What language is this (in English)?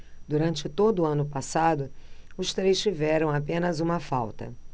Portuguese